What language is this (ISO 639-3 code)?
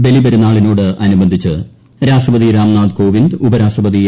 mal